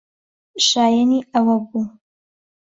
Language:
Central Kurdish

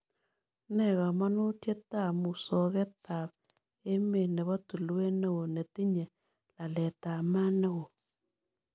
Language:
Kalenjin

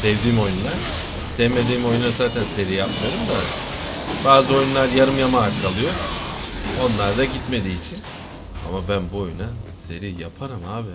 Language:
Turkish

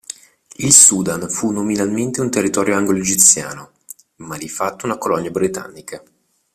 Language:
Italian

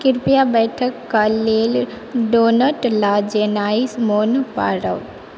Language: Maithili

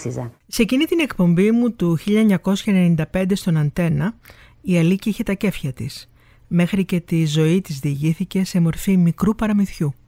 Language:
Greek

